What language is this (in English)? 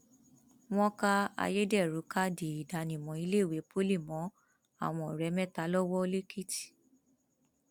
Yoruba